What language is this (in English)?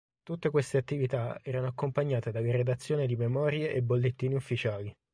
Italian